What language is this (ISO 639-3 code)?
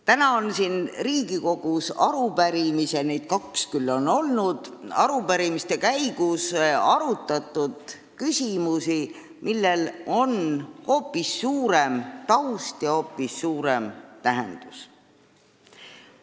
est